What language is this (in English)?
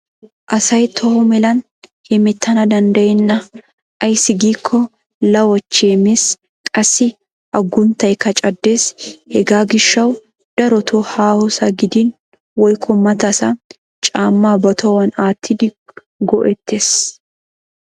Wolaytta